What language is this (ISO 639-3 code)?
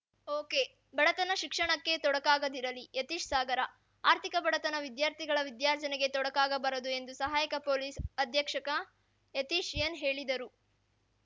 kan